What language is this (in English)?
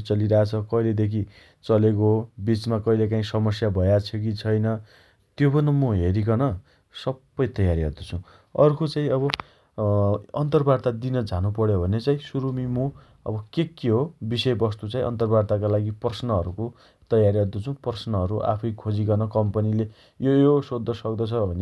Dotyali